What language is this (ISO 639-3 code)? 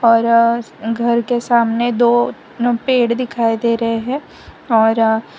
hin